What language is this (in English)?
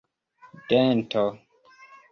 Esperanto